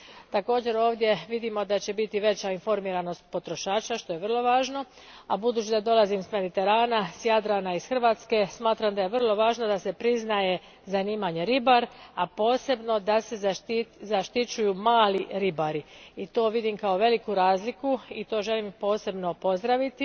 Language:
Croatian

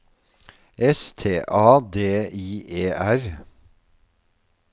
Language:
Norwegian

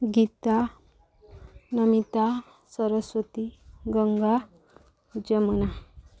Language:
Odia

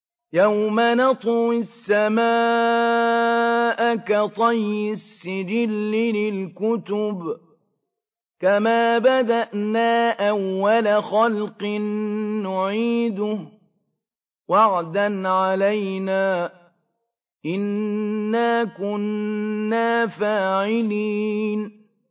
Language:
Arabic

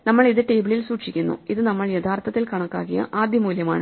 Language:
Malayalam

